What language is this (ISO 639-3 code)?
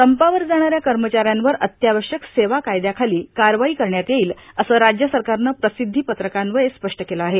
mar